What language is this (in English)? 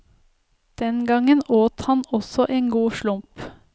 Norwegian